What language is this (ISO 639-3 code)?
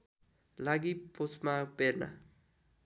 nep